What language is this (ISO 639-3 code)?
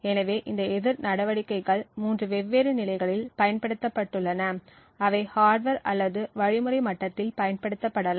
tam